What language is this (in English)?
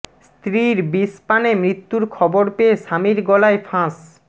Bangla